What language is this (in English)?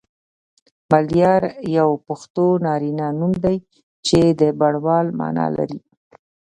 Pashto